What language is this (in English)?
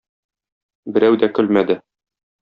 Tatar